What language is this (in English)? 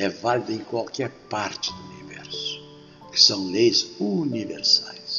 Portuguese